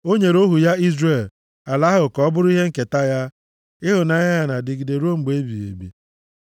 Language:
Igbo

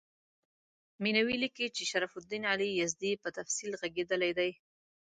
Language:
Pashto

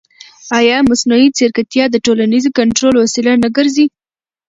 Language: Pashto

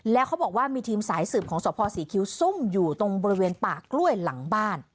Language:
Thai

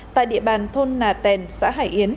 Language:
Vietnamese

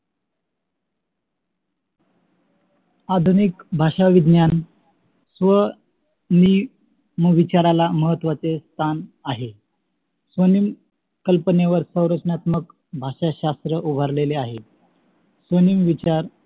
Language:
Marathi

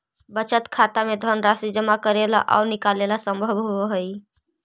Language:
Magahi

